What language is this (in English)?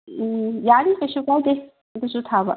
Manipuri